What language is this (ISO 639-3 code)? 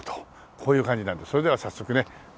jpn